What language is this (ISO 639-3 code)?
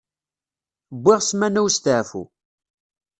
kab